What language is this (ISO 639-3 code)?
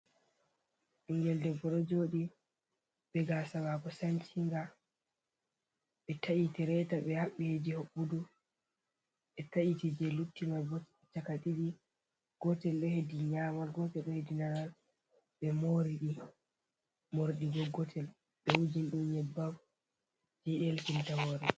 ful